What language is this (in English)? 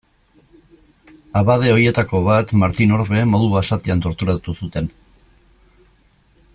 Basque